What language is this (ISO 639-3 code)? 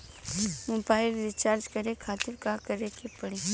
bho